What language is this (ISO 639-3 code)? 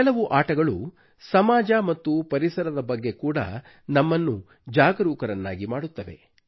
kan